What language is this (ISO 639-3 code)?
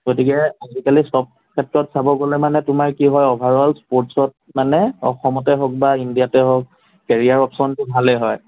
asm